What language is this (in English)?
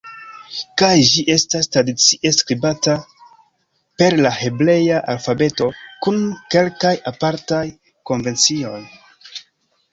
Esperanto